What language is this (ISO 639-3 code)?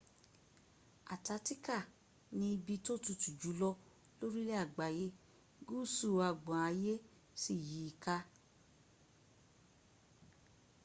yor